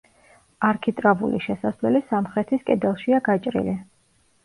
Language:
Georgian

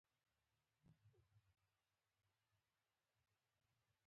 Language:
Pashto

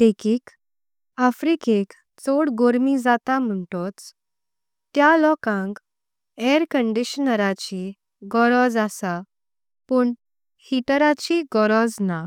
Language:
Konkani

